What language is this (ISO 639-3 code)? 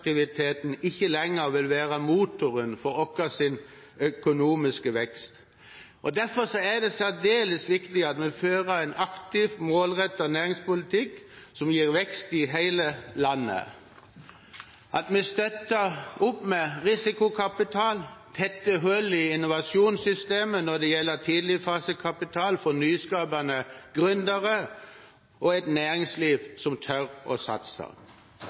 nob